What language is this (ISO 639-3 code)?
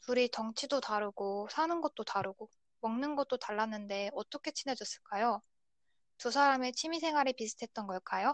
kor